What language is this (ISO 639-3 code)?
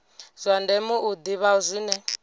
ven